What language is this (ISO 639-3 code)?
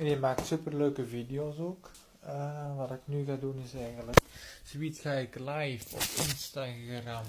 nld